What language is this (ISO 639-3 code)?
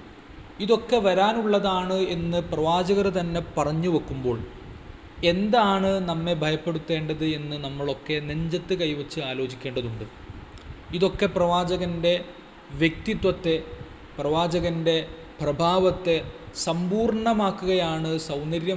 mal